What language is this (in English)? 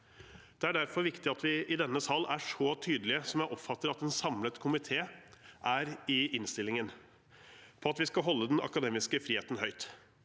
Norwegian